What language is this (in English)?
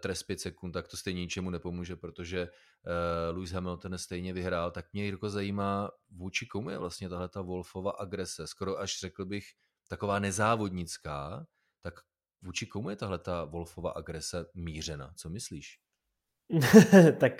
Czech